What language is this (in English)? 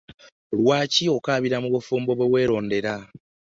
Ganda